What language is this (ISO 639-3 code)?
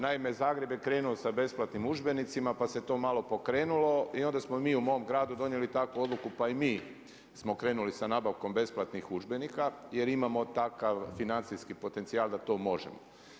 hrv